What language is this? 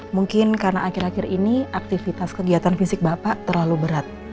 Indonesian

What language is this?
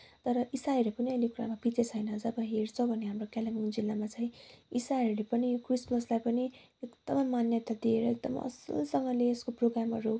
Nepali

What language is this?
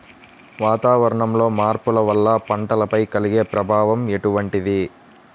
Telugu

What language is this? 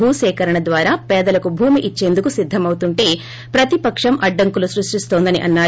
Telugu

